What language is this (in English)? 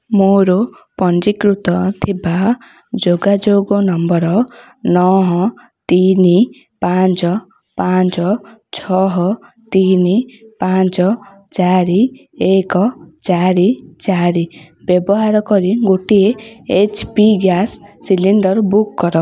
Odia